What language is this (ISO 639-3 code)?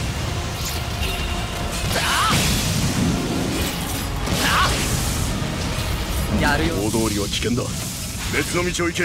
jpn